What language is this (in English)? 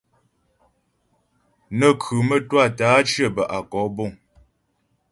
Ghomala